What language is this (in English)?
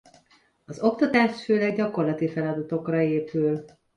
Hungarian